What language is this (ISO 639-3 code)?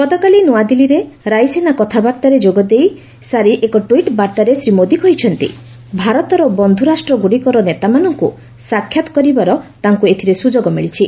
ori